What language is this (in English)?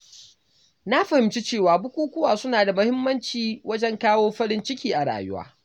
Hausa